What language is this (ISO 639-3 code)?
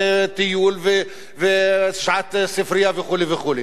heb